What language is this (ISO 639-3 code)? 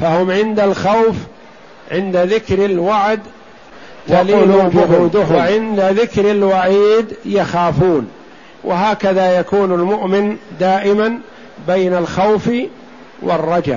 ara